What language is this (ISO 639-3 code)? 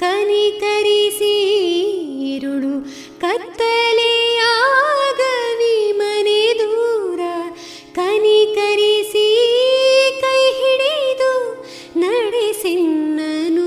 kan